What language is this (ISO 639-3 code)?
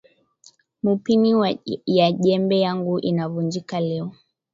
swa